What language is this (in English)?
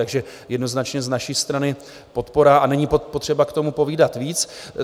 Czech